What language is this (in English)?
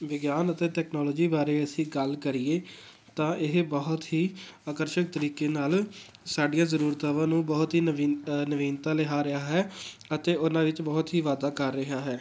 Punjabi